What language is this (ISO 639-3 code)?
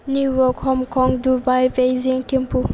brx